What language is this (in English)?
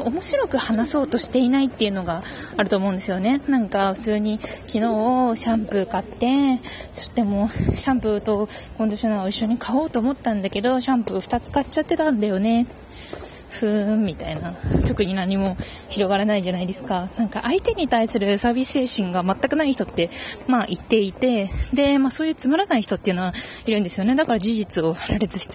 Japanese